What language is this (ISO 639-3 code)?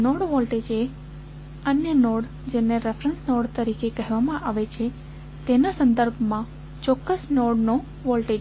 guj